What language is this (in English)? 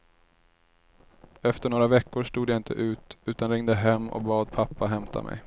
Swedish